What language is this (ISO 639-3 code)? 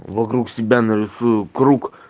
rus